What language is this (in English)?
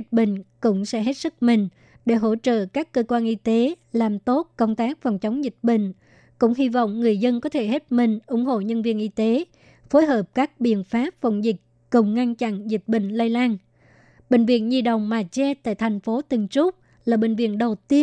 Vietnamese